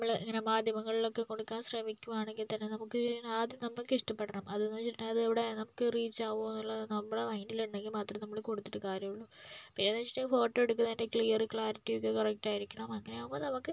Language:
Malayalam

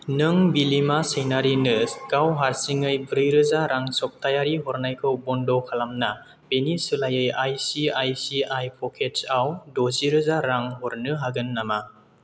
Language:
Bodo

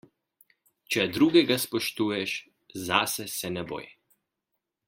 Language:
Slovenian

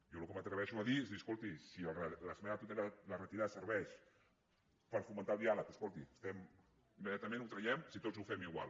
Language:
Catalan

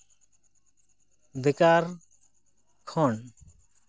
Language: Santali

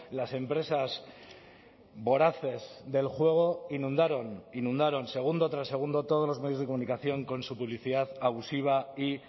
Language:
Spanish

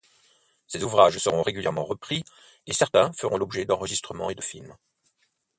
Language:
French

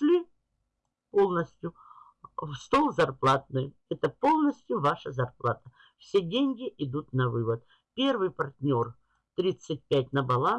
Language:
Russian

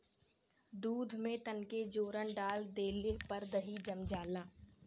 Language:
Bhojpuri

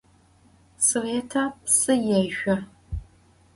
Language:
Adyghe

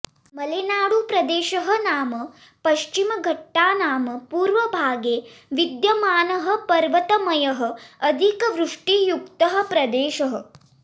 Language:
Sanskrit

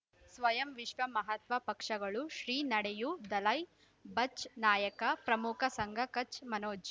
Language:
Kannada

